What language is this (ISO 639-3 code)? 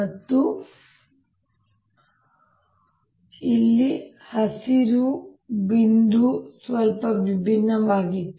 kan